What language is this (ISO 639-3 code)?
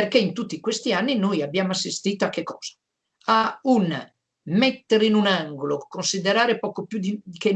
ita